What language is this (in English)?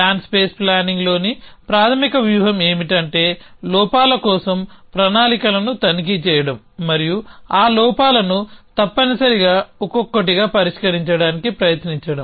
Telugu